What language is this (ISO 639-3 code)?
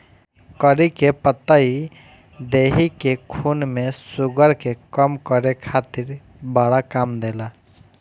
bho